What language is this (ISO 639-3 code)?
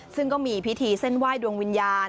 tha